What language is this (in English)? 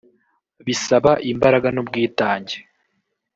Kinyarwanda